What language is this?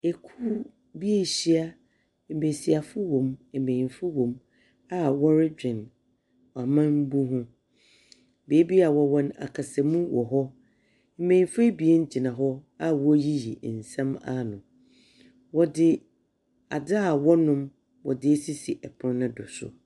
Akan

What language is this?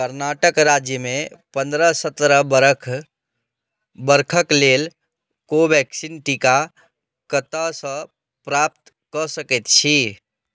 Maithili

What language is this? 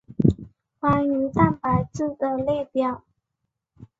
Chinese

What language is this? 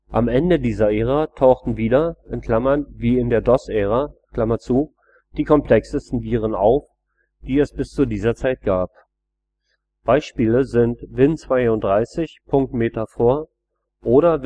German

